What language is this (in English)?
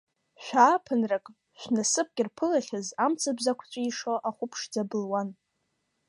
Abkhazian